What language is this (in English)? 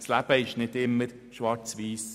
Swiss German